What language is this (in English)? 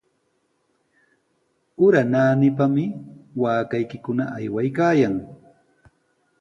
Sihuas Ancash Quechua